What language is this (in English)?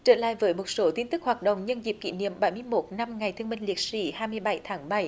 Vietnamese